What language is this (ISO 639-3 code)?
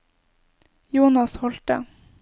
nor